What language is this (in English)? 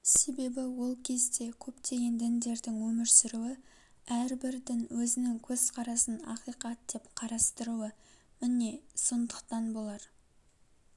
Kazakh